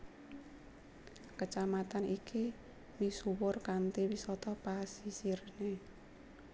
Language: Javanese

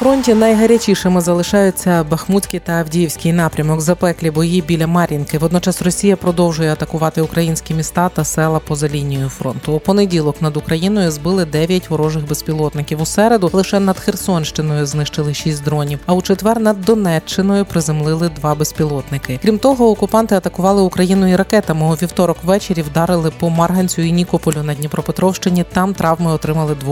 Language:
Ukrainian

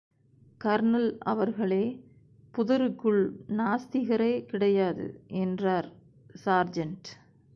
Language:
Tamil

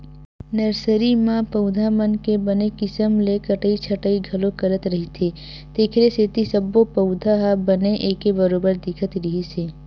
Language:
Chhattisgarhi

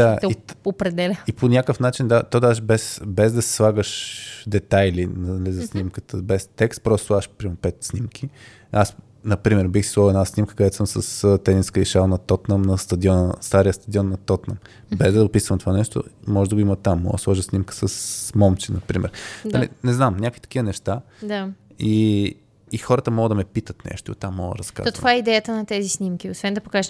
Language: Bulgarian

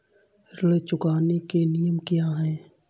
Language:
Hindi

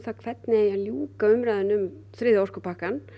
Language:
Icelandic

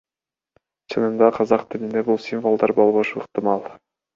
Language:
Kyrgyz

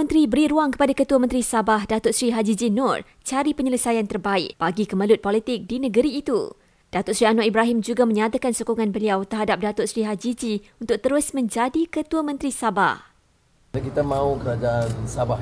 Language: Malay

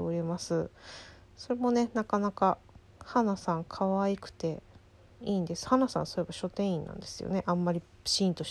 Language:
Japanese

